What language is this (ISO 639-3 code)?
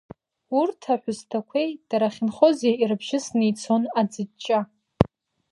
abk